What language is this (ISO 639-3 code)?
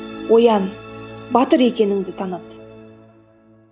kaz